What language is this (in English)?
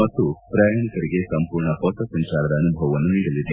Kannada